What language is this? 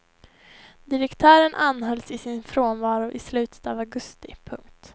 Swedish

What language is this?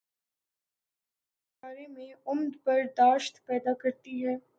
Urdu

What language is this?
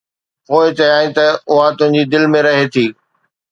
Sindhi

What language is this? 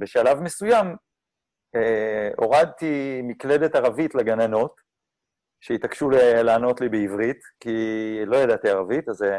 Hebrew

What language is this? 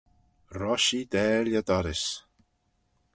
Manx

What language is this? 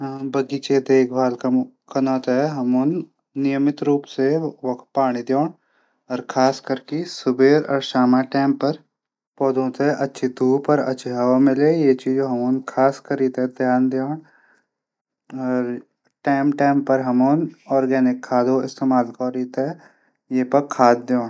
Garhwali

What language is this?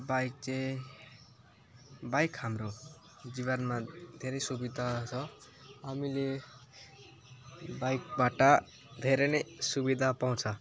Nepali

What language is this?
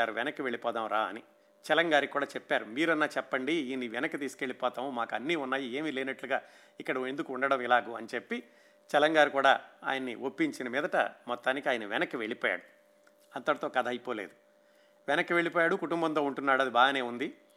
Telugu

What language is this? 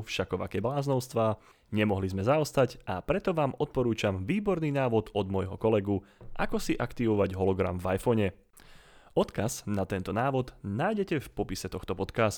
Slovak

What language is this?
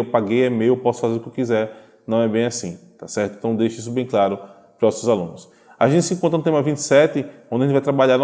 Portuguese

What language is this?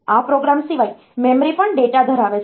Gujarati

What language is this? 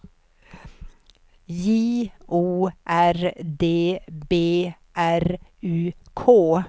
Swedish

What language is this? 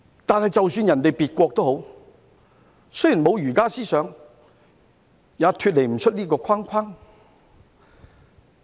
Cantonese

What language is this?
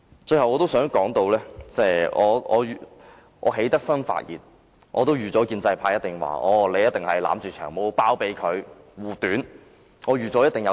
Cantonese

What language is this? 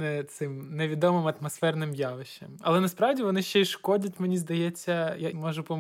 Ukrainian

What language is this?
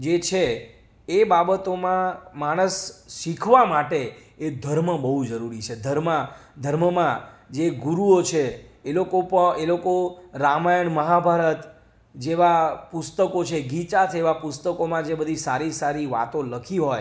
Gujarati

